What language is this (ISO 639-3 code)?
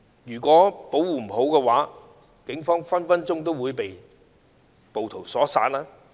yue